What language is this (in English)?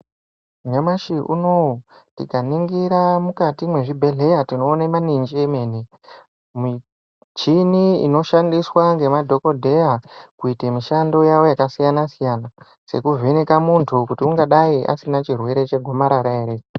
Ndau